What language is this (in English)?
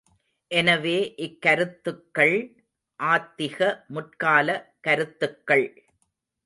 Tamil